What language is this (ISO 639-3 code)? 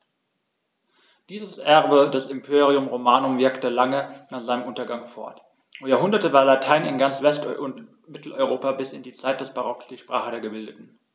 deu